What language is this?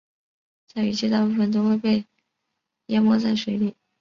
Chinese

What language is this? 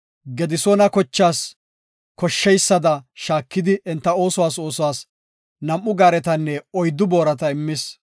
Gofa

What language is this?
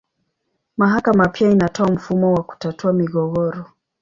Swahili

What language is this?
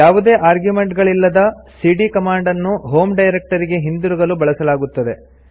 Kannada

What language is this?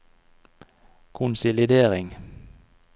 Norwegian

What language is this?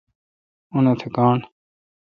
Kalkoti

